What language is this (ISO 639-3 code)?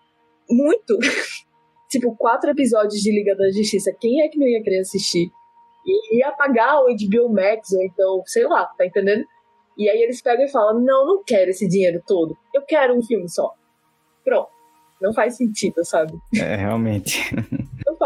por